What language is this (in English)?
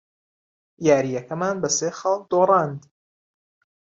Central Kurdish